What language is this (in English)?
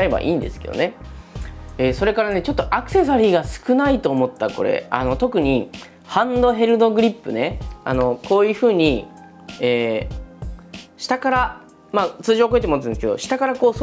Japanese